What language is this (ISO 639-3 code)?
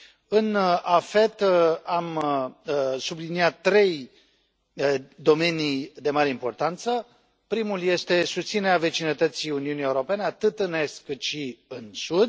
ron